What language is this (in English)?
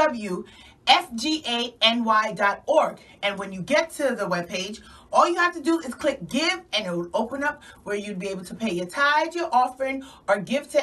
English